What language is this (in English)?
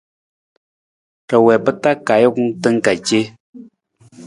Nawdm